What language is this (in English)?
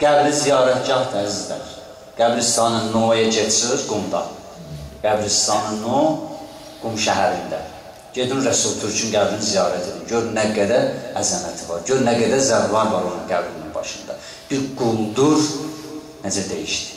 Turkish